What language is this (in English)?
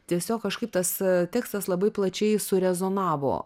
Lithuanian